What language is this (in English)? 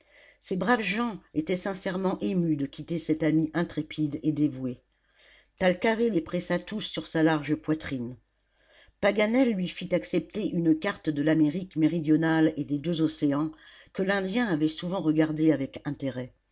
French